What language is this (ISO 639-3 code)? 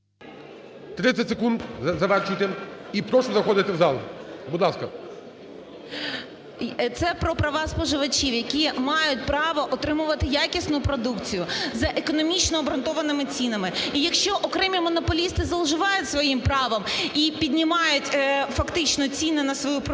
ukr